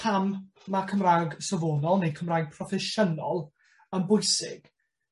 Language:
Welsh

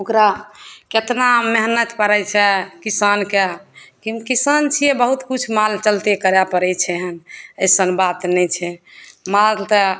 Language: Maithili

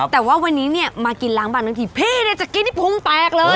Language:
Thai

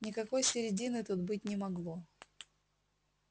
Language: Russian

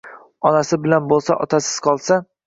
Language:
Uzbek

